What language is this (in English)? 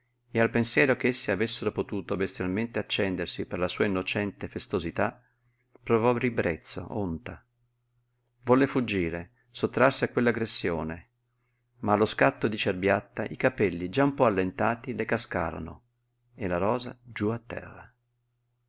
Italian